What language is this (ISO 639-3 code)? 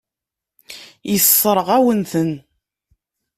kab